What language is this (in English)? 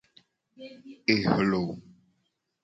Gen